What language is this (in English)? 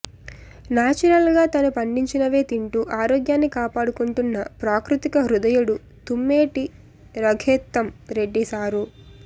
Telugu